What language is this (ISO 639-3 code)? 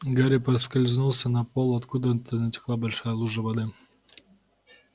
rus